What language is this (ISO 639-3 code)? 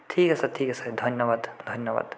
asm